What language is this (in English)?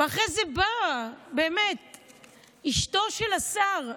Hebrew